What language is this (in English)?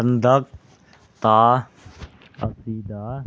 Manipuri